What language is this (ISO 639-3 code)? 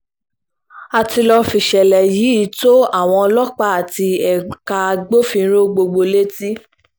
yor